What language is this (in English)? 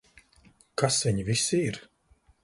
Latvian